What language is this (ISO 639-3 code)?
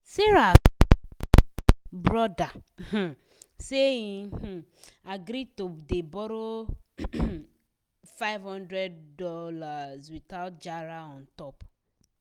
pcm